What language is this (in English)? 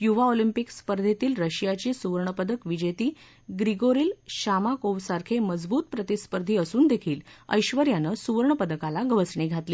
Marathi